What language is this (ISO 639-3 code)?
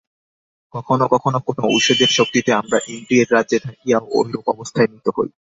ben